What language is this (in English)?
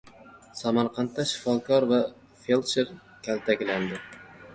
Uzbek